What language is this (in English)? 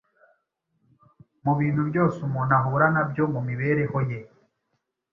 Kinyarwanda